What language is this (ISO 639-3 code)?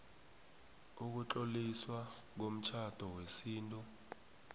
nbl